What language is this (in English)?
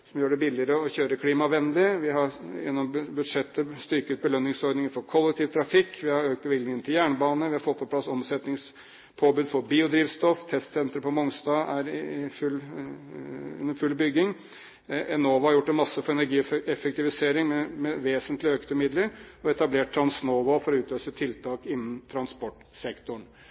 Norwegian Bokmål